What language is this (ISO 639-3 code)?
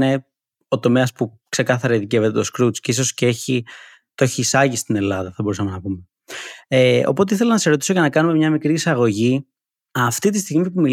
ell